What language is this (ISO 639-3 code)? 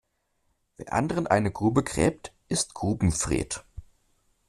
deu